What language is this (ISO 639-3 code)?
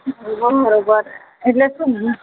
guj